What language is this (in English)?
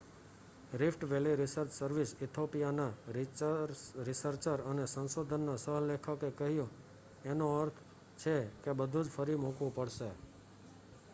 Gujarati